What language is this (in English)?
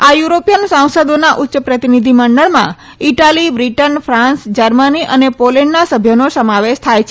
Gujarati